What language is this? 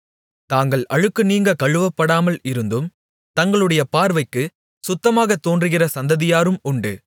Tamil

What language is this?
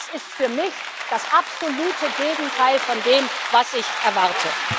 German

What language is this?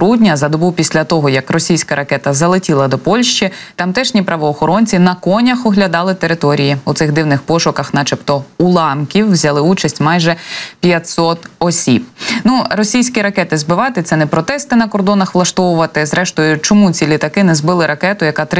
Ukrainian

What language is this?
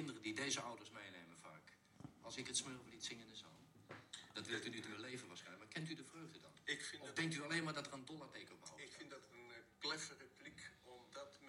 Dutch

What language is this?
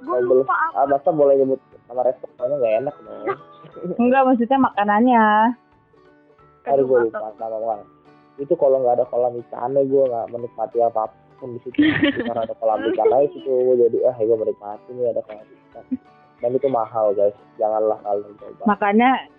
Indonesian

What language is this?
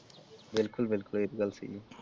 Punjabi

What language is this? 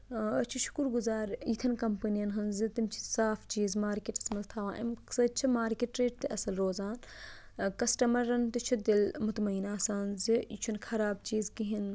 Kashmiri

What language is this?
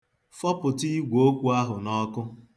Igbo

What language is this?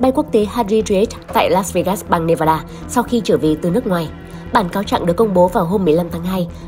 Vietnamese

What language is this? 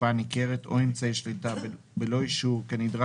Hebrew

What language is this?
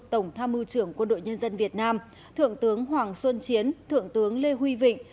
Vietnamese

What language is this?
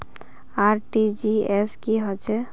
Magahi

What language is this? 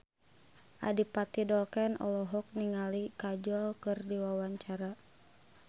Sundanese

